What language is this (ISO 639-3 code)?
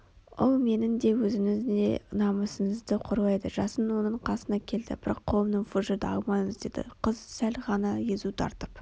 kaz